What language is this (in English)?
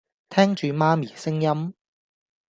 Cantonese